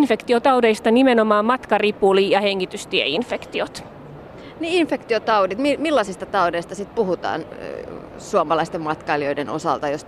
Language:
Finnish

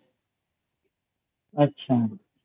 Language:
Bangla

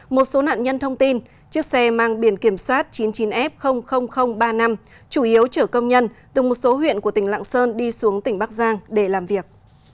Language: Vietnamese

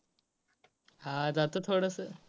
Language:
Marathi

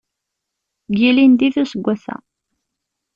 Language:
Kabyle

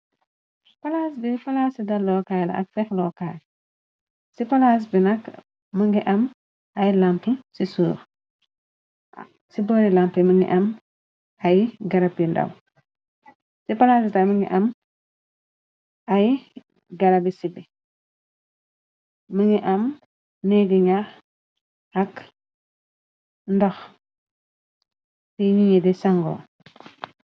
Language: Wolof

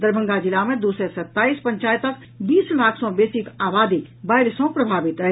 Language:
Maithili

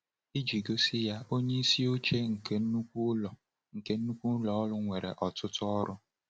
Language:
Igbo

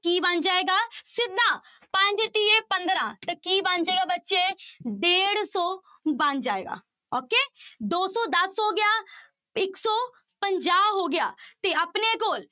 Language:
Punjabi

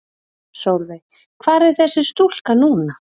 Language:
Icelandic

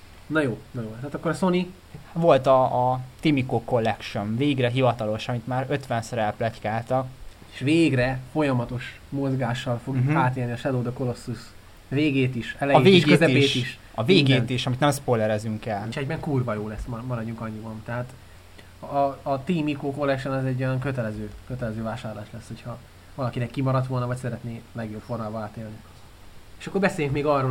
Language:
Hungarian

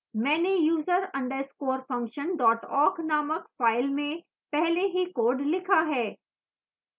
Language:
Hindi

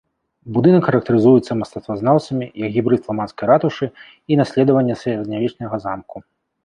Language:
Belarusian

